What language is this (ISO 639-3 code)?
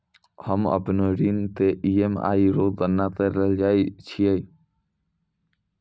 mai